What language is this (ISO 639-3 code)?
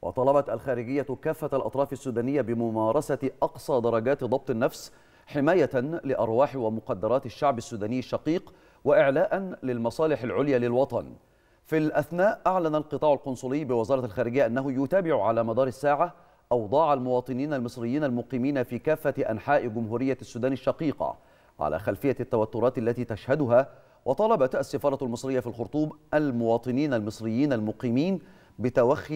ara